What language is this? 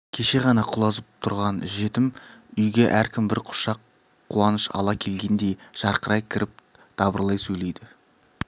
Kazakh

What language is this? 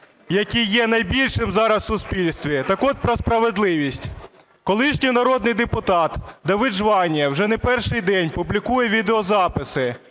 Ukrainian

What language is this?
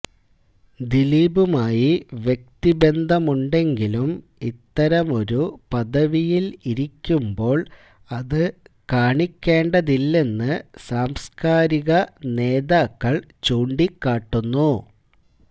Malayalam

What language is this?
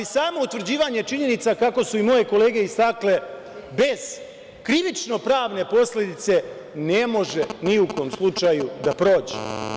Serbian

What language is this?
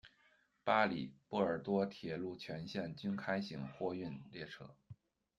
Chinese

